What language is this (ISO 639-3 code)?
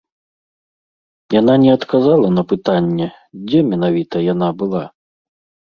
bel